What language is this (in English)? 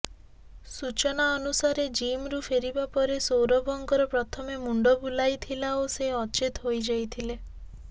Odia